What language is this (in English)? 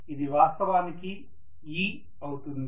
Telugu